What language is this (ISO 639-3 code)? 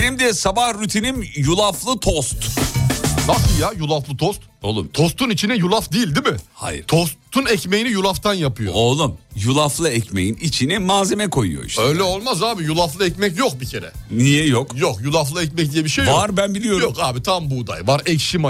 tur